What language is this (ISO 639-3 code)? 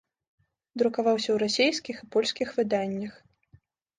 bel